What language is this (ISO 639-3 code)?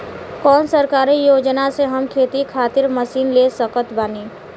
bho